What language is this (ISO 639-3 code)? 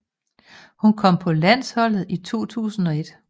dan